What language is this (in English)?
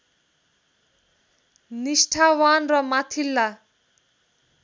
Nepali